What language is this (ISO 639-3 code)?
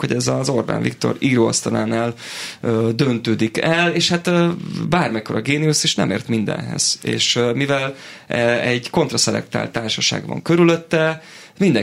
hun